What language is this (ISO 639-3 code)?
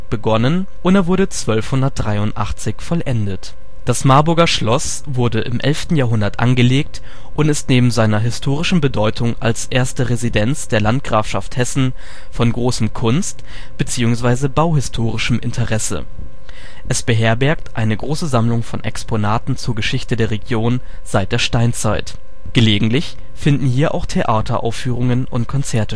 deu